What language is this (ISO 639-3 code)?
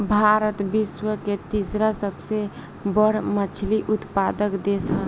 bho